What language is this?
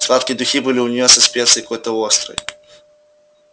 Russian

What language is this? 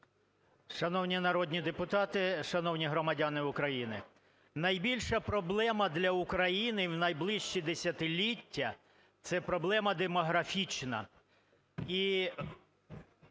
Ukrainian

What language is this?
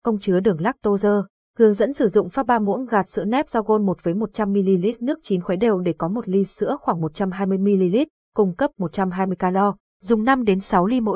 Vietnamese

